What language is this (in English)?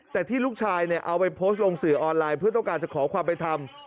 Thai